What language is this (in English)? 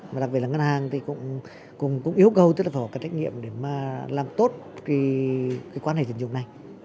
Vietnamese